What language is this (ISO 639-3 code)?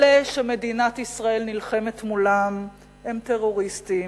heb